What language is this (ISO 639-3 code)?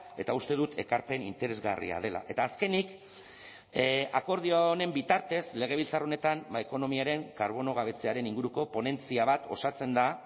eus